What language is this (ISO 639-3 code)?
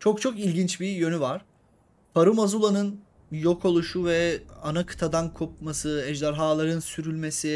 tur